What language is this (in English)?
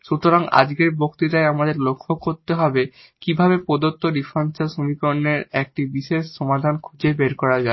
Bangla